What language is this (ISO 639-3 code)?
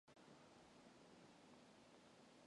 mon